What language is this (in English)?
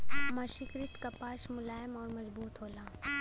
Bhojpuri